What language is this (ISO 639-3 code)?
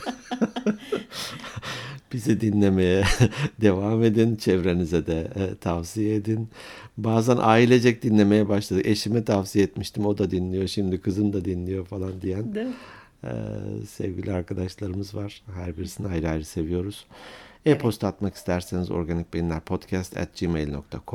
tur